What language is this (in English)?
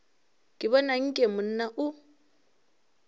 Northern Sotho